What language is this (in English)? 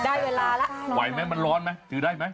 Thai